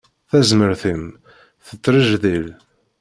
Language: Kabyle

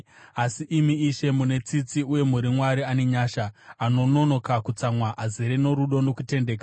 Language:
Shona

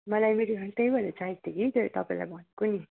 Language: Nepali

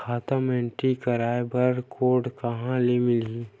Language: Chhattisgarhi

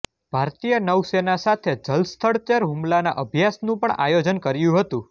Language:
Gujarati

